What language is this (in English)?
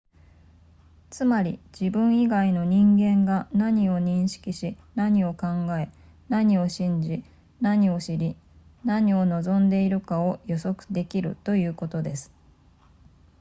Japanese